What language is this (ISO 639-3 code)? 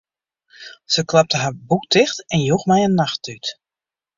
fry